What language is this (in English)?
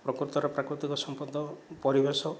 Odia